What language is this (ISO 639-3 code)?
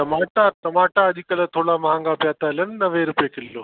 snd